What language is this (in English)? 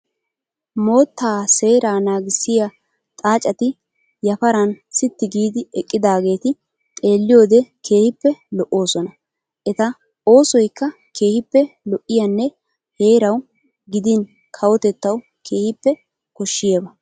Wolaytta